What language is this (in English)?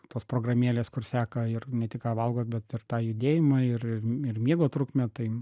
Lithuanian